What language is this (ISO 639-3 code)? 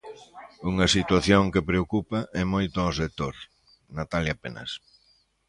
glg